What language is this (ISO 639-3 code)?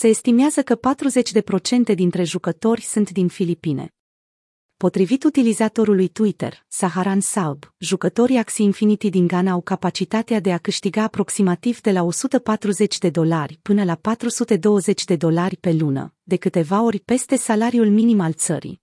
ron